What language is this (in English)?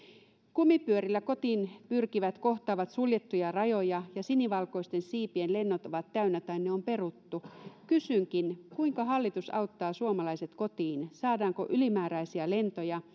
Finnish